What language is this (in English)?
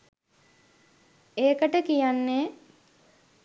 Sinhala